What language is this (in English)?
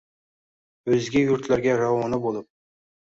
Uzbek